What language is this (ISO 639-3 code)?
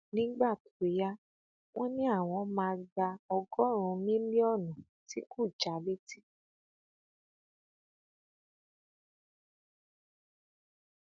yor